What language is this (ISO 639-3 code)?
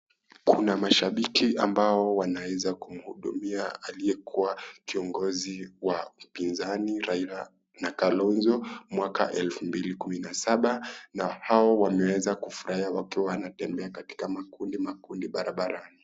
swa